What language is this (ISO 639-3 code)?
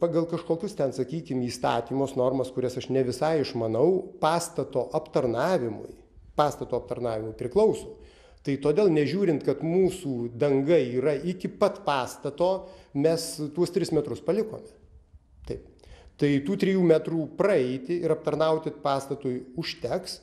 lit